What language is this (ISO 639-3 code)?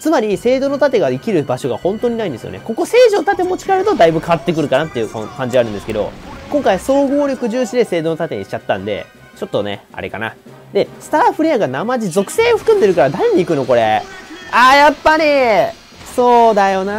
jpn